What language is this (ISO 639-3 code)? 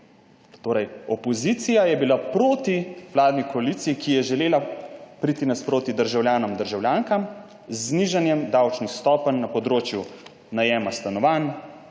slv